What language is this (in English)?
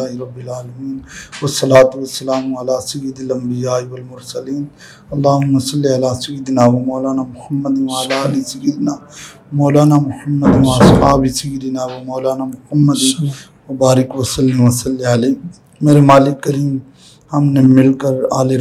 Urdu